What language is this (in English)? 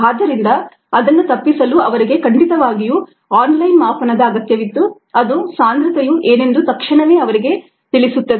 Kannada